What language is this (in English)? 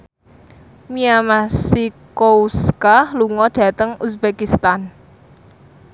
Javanese